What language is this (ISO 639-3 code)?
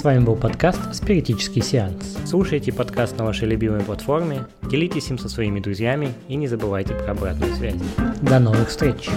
rus